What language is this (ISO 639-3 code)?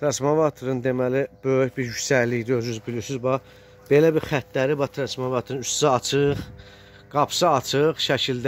tur